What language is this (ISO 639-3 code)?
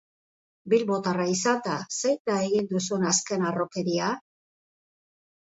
eus